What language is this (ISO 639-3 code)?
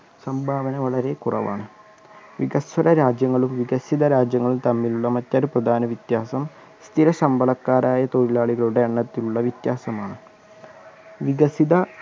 mal